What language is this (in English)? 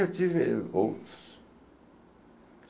Portuguese